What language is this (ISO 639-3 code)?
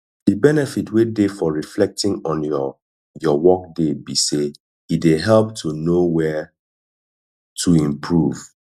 pcm